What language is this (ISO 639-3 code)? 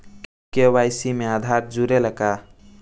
bho